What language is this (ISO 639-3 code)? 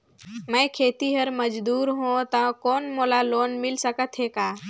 hne